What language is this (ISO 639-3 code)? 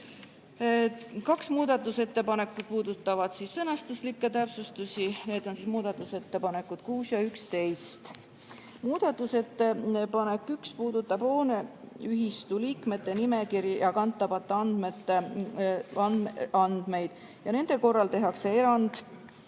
est